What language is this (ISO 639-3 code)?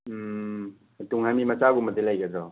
mni